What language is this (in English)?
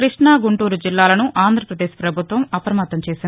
Telugu